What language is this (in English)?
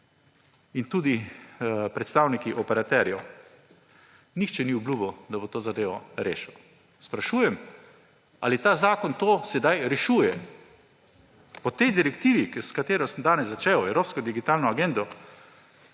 Slovenian